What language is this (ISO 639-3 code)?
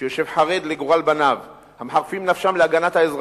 heb